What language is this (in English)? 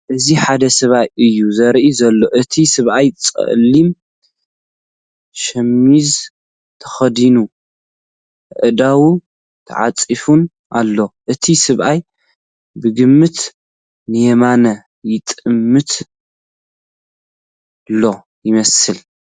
Tigrinya